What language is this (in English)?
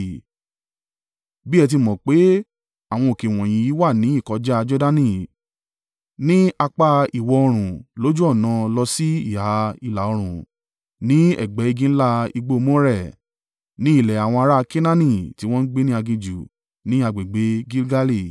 Yoruba